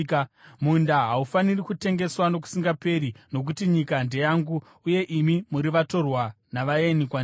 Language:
Shona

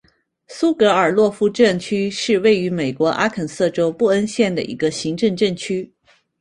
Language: Chinese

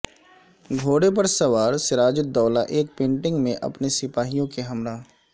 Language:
Urdu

